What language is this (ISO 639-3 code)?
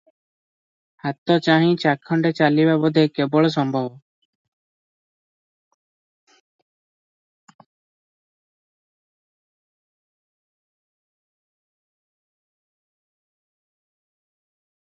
ori